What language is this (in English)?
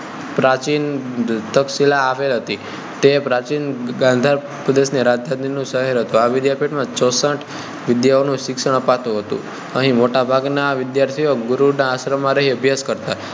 Gujarati